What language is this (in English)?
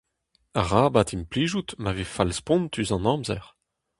Breton